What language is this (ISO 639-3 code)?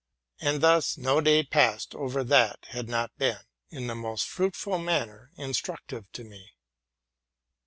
eng